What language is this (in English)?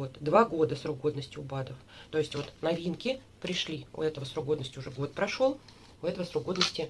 Russian